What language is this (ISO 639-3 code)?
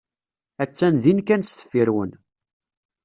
kab